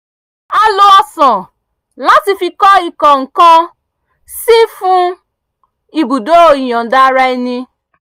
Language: Yoruba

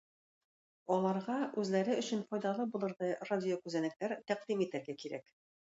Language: Tatar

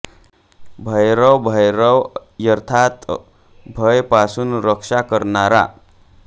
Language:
Marathi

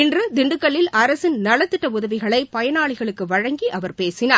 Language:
Tamil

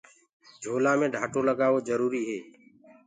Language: Gurgula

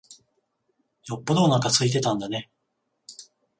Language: Japanese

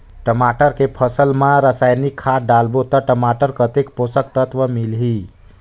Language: Chhattisgarhi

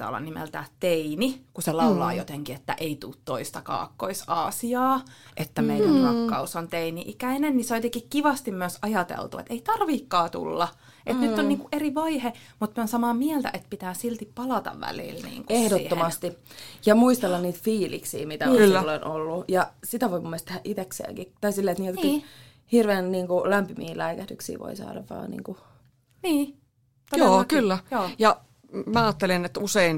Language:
Finnish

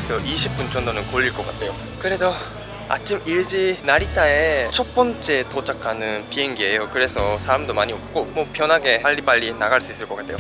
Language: Spanish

